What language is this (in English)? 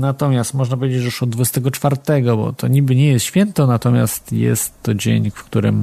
Polish